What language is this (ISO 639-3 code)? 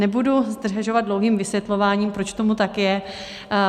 ces